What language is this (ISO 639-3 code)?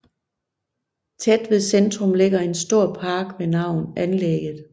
dan